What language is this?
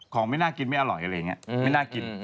Thai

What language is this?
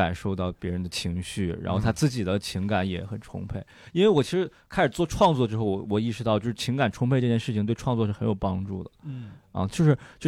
Chinese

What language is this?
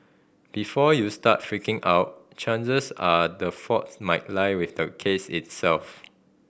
English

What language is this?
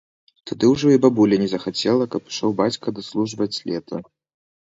Belarusian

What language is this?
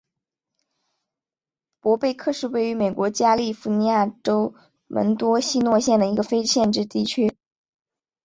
Chinese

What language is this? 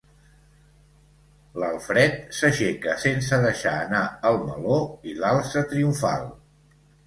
Catalan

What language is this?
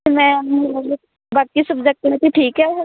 Punjabi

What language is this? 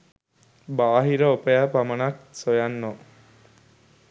Sinhala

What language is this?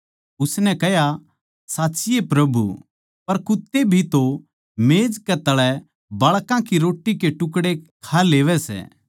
Haryanvi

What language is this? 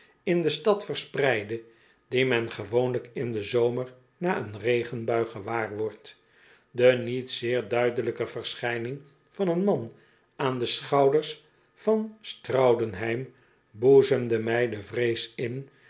Dutch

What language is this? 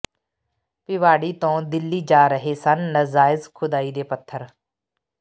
Punjabi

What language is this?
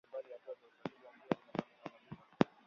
Swahili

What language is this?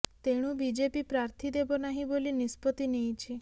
Odia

